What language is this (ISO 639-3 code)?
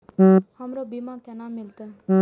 mai